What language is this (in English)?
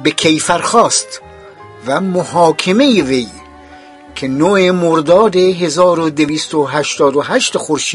Persian